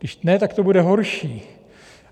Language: Czech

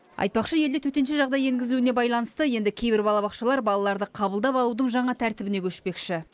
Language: Kazakh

